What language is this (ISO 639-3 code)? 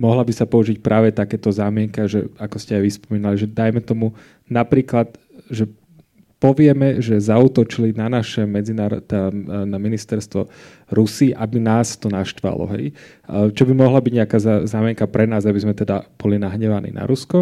slk